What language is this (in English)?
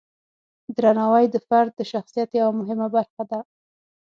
Pashto